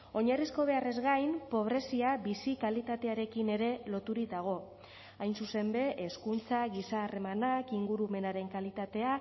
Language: Basque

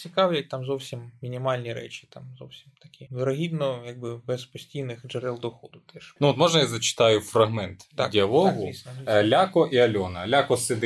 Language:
Ukrainian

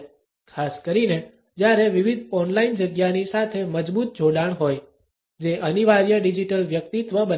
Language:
Gujarati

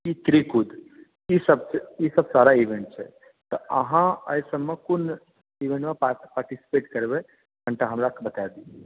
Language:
Maithili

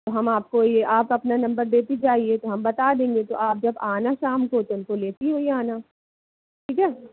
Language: Hindi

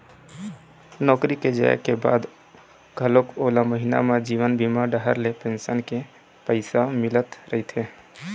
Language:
Chhattisgarhi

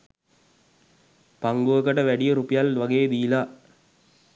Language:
Sinhala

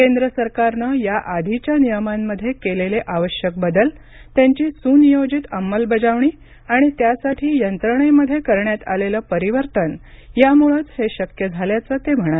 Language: Marathi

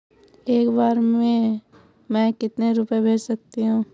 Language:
Hindi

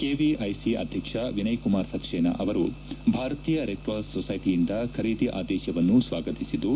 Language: Kannada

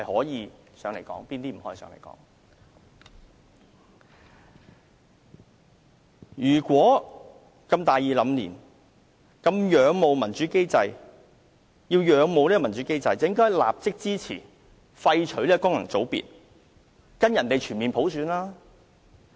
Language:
Cantonese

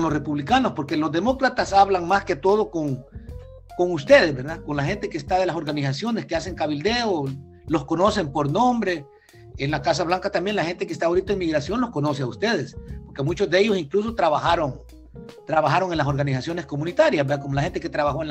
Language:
Spanish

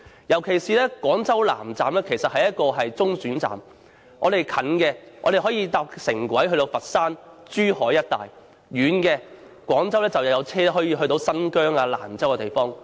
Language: Cantonese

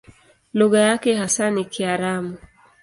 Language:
Swahili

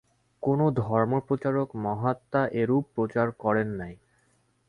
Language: Bangla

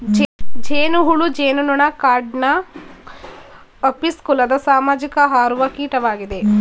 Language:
Kannada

